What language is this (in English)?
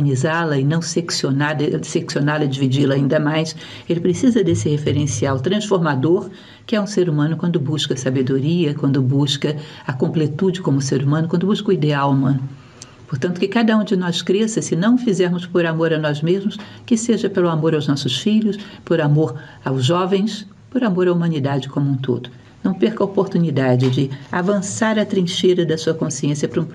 Portuguese